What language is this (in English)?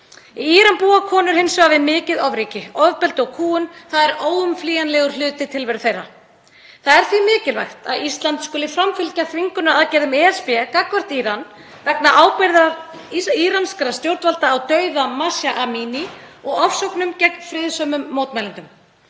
Icelandic